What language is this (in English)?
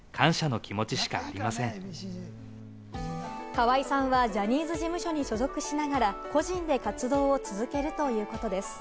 Japanese